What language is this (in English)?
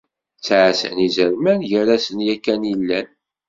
Kabyle